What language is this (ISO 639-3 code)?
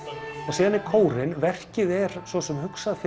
isl